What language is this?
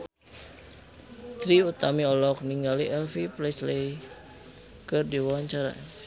Sundanese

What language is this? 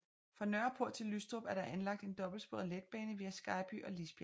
Danish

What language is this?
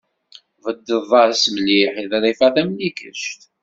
Kabyle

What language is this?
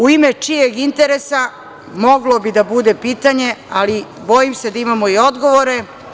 Serbian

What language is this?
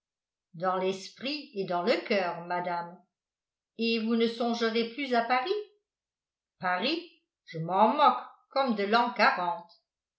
French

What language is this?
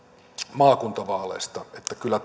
Finnish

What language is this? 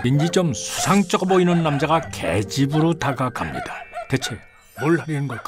Korean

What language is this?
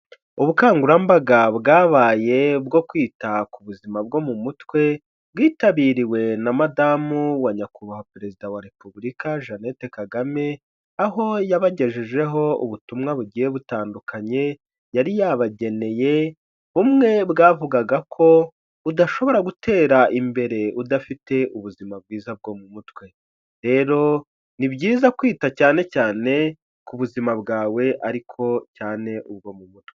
Kinyarwanda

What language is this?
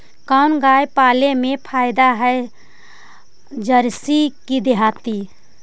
Magahi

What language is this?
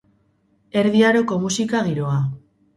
Basque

